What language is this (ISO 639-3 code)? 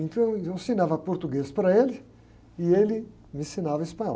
por